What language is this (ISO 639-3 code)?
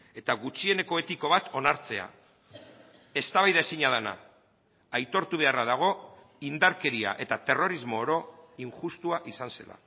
eus